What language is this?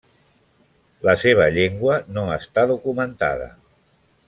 Catalan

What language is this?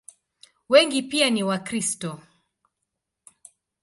Swahili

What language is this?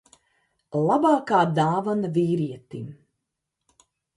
Latvian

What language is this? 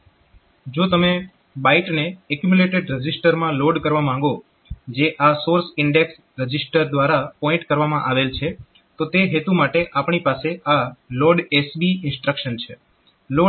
Gujarati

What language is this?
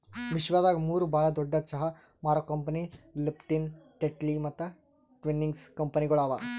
Kannada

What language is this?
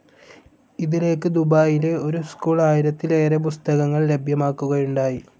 Malayalam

